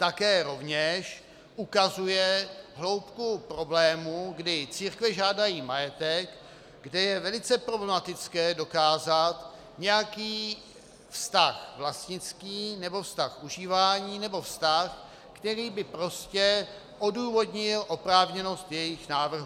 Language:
Czech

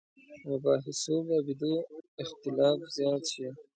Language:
Pashto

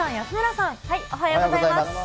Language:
Japanese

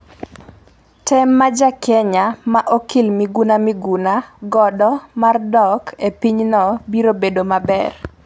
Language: Luo (Kenya and Tanzania)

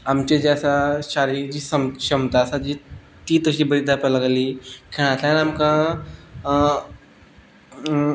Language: Konkani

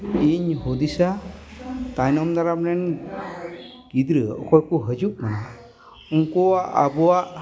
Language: Santali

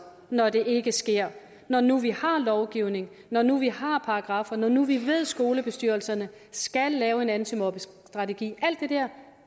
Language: Danish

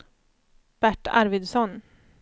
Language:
Swedish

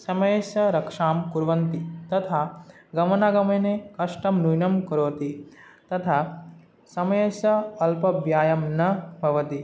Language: Sanskrit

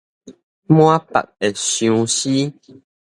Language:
Min Nan Chinese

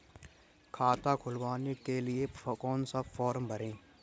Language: Hindi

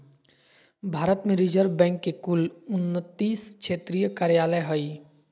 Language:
Magahi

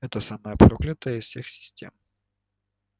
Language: Russian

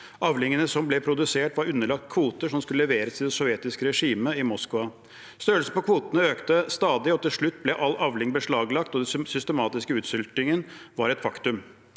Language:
Norwegian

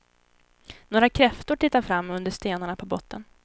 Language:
Swedish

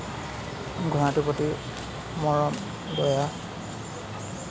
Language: Assamese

